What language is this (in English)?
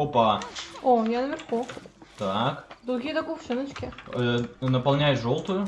Russian